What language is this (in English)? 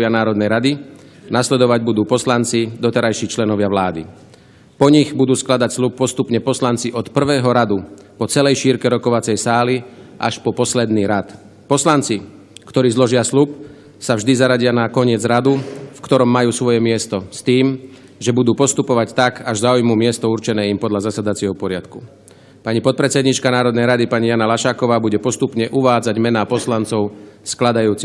Slovak